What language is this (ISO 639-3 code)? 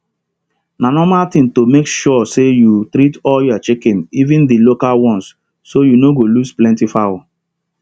pcm